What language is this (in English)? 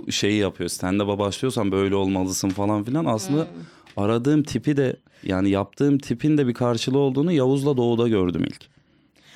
Turkish